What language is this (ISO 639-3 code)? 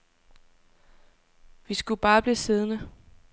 dan